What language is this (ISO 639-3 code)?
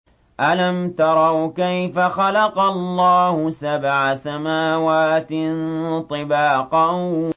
ara